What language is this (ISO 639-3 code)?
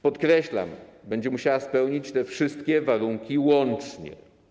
pol